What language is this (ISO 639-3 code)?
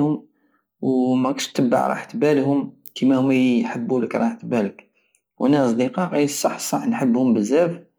aao